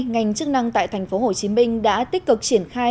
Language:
Vietnamese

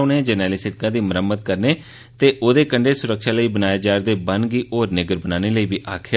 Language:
Dogri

